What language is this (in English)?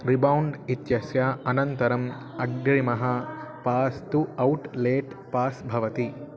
Sanskrit